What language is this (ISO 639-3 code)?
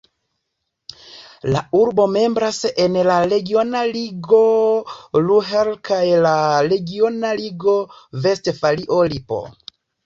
epo